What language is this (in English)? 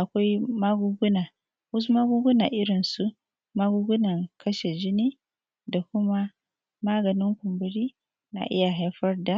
Hausa